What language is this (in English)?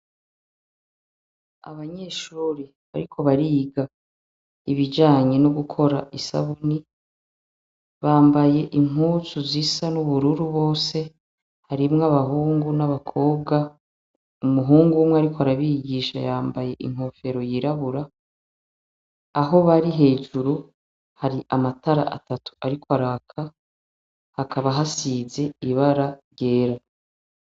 Rundi